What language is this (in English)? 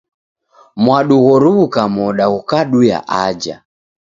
Taita